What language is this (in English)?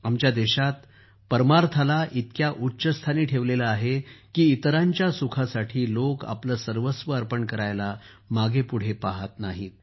Marathi